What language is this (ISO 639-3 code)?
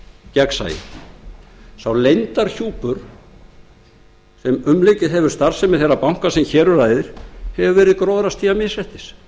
isl